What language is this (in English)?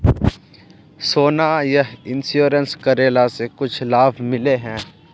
Magahi